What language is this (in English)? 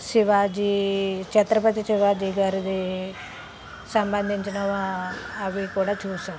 Telugu